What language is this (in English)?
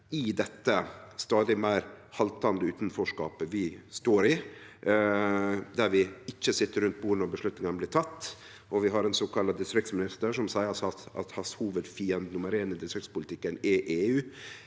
Norwegian